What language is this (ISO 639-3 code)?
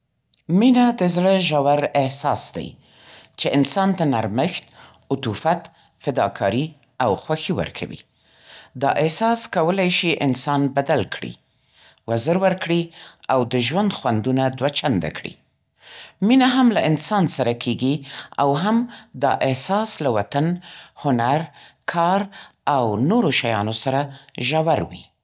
pst